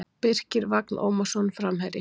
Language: Icelandic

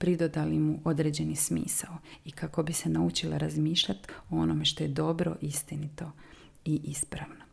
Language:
Croatian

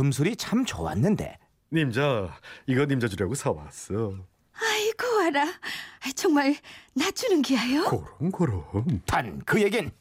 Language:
Korean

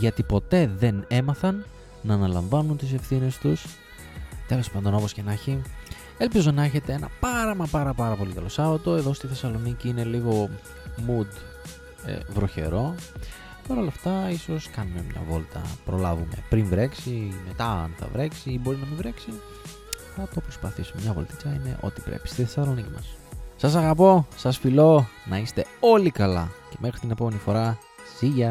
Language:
Greek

